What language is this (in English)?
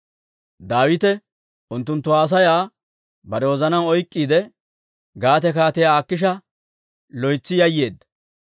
Dawro